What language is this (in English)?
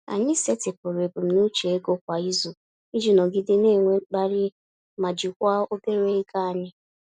Igbo